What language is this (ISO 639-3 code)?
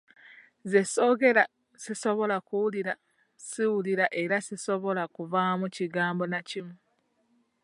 lug